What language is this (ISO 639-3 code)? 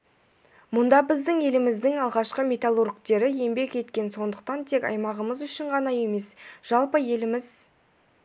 kaz